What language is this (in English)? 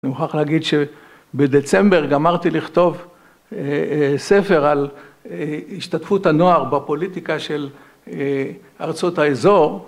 Hebrew